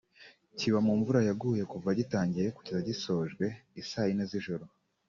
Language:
Kinyarwanda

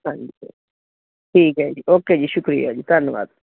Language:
Punjabi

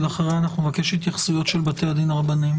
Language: Hebrew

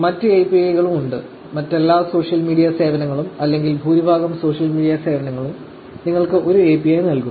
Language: Malayalam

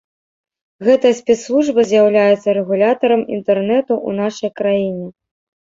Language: Belarusian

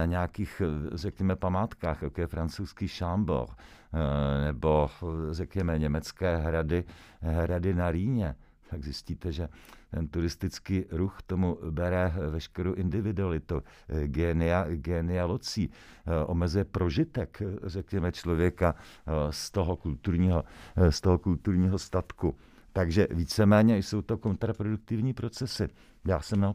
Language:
Czech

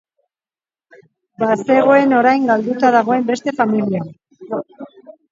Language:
Basque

